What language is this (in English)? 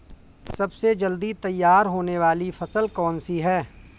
Hindi